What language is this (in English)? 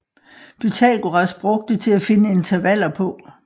Danish